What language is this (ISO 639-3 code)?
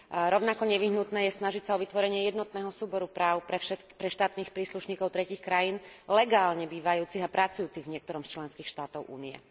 slk